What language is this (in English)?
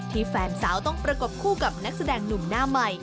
Thai